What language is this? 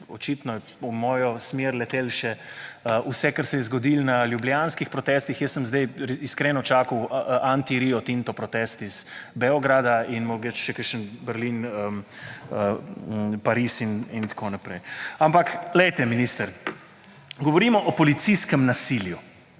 Slovenian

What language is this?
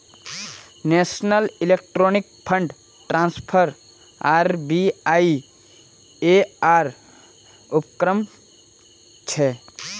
Magahi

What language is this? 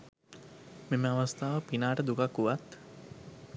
Sinhala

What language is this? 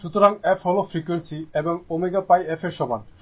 Bangla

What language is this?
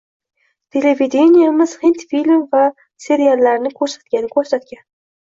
Uzbek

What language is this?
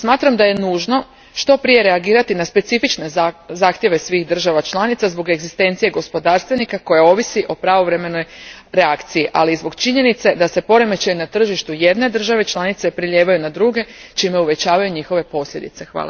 Croatian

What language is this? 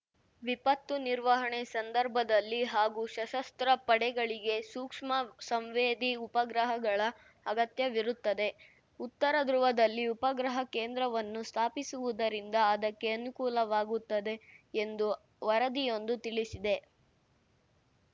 Kannada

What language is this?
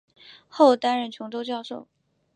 Chinese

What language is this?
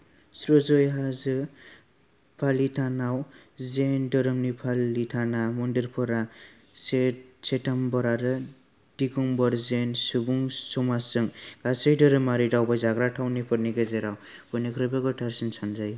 Bodo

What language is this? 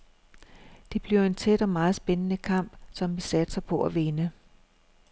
Danish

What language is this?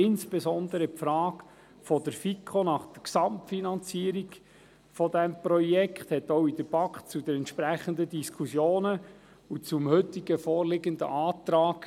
Swiss German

